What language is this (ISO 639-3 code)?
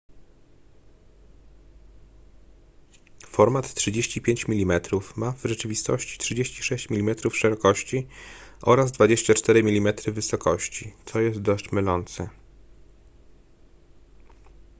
pol